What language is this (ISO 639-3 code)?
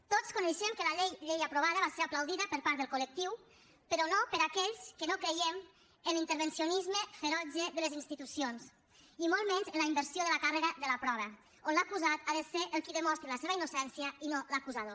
cat